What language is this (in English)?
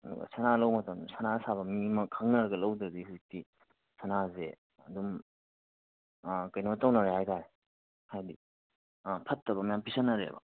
Manipuri